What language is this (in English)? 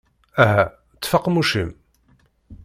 Kabyle